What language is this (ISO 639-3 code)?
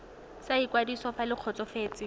tsn